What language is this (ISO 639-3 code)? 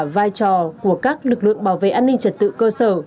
vie